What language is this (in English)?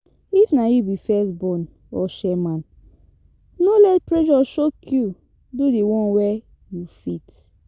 Nigerian Pidgin